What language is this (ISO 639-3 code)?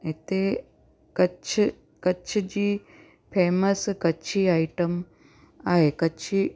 snd